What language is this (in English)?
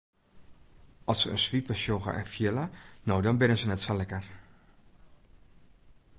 Western Frisian